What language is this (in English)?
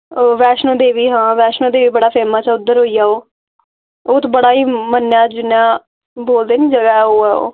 Dogri